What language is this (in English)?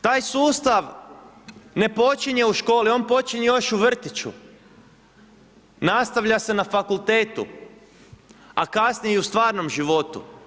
Croatian